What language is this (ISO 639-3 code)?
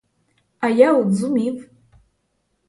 ukr